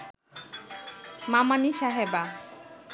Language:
Bangla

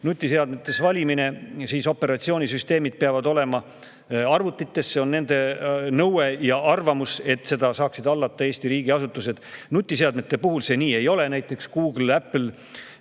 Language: Estonian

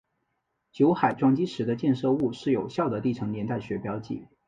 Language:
Chinese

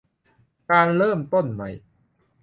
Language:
Thai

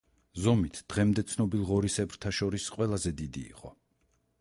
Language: Georgian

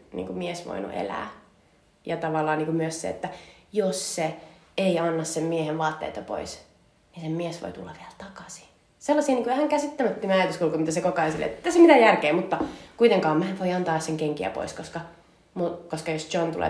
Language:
Finnish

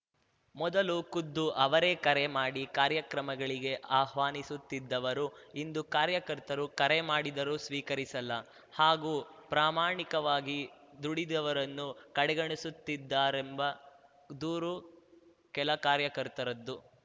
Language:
Kannada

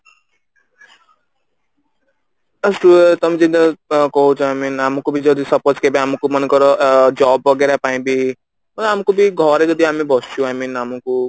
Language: Odia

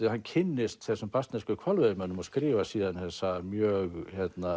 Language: Icelandic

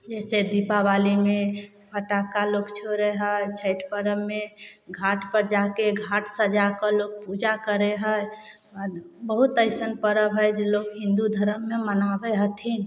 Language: Maithili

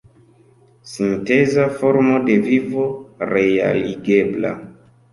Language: Esperanto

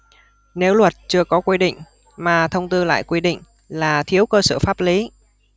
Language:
Vietnamese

